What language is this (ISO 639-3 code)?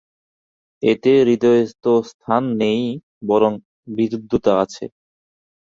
ben